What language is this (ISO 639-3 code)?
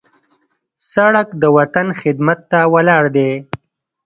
pus